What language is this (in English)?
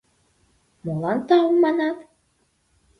Mari